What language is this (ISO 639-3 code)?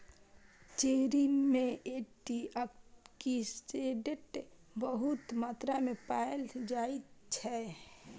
mai